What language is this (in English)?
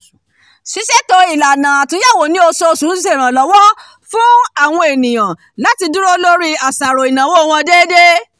Yoruba